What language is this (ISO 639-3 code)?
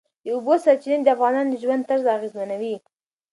pus